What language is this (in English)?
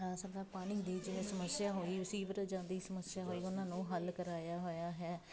Punjabi